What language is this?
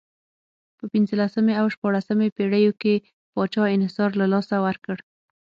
Pashto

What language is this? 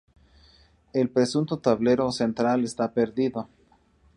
Spanish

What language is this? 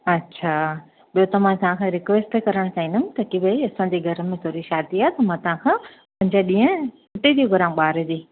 Sindhi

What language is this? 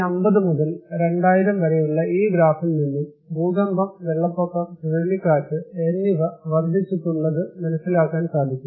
Malayalam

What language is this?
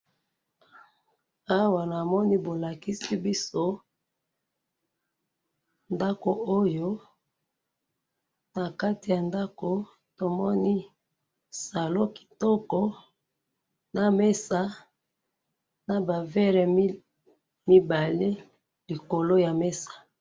Lingala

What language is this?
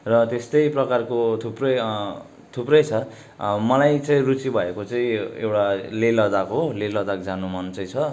Nepali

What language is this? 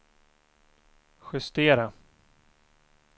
Swedish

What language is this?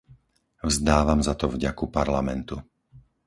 Slovak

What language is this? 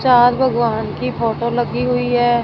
Hindi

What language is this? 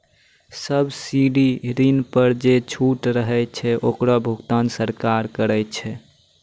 Maithili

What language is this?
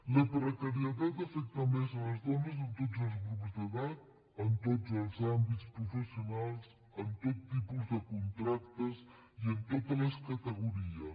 Catalan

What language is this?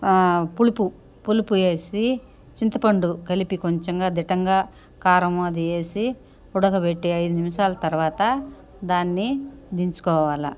Telugu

